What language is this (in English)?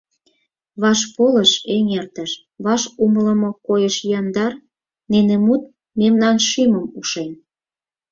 Mari